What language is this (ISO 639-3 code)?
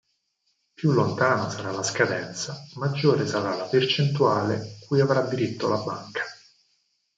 ita